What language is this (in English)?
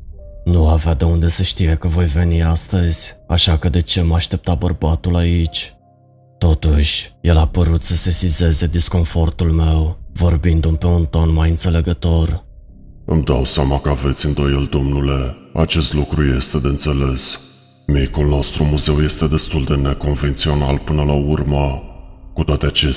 Romanian